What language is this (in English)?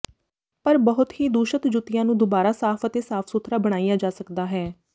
Punjabi